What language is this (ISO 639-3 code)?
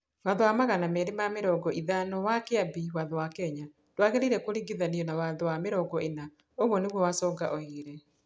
kik